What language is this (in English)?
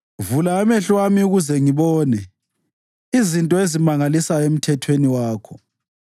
North Ndebele